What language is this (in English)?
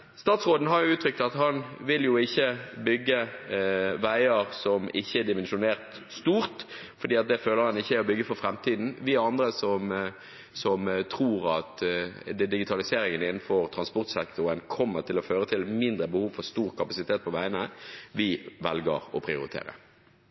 Norwegian Bokmål